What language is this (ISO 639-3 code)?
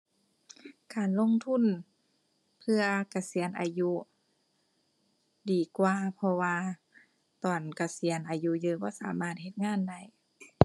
tha